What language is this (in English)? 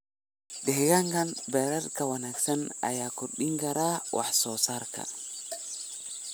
Somali